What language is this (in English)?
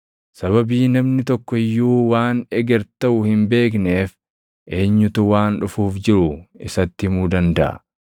Oromo